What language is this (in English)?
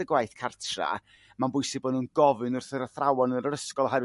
Welsh